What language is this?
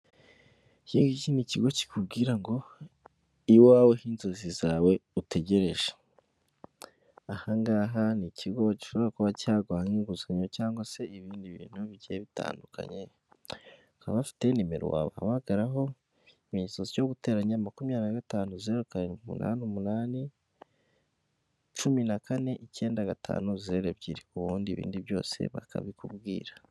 Kinyarwanda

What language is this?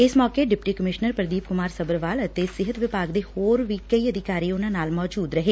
Punjabi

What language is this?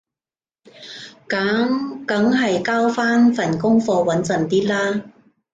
Cantonese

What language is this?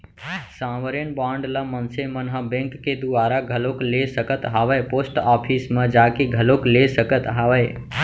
Chhattisgarhi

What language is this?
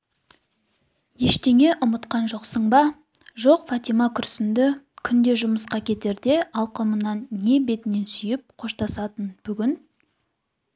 Kazakh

